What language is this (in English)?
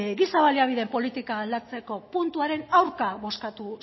Basque